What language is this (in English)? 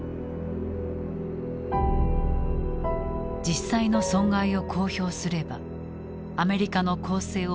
Japanese